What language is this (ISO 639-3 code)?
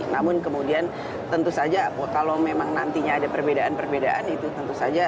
ind